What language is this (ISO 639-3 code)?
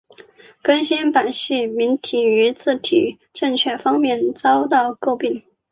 zho